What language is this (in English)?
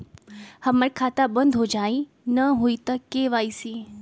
Magahi